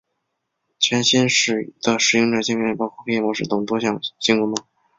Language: Chinese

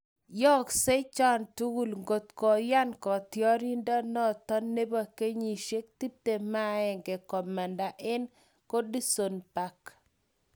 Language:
Kalenjin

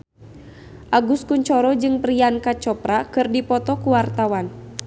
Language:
Sundanese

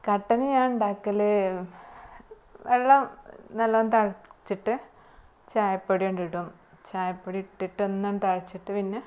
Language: Malayalam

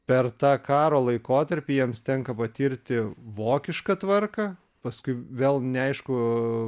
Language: Lithuanian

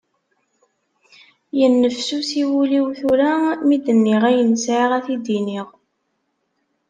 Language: Kabyle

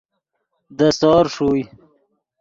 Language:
Yidgha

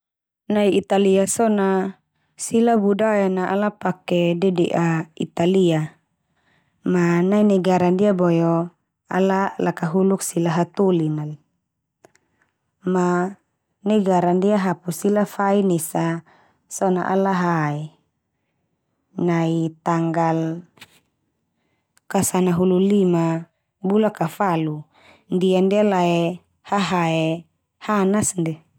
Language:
Termanu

